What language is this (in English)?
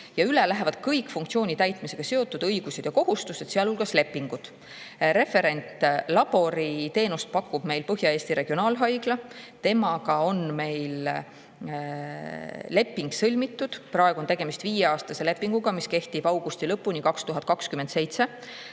Estonian